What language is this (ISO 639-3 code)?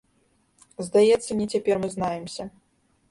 bel